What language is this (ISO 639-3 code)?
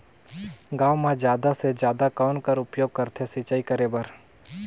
hne